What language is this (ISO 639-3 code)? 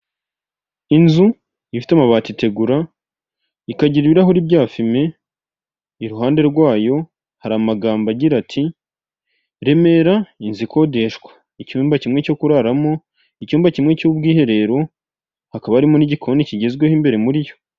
kin